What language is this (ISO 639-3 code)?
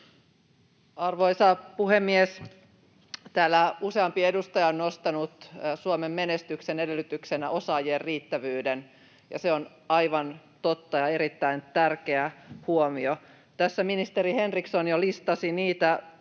fin